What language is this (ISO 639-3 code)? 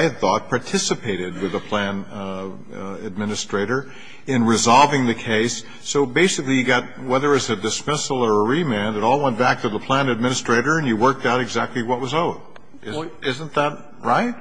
eng